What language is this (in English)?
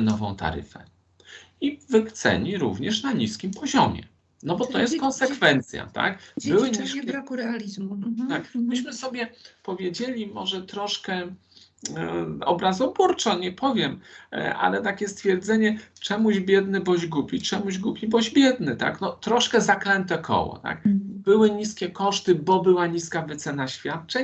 Polish